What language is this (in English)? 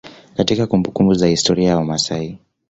Swahili